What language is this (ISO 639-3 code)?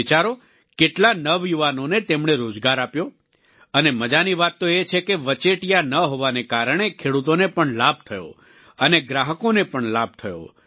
guj